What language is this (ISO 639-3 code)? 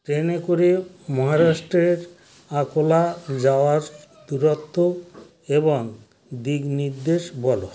ben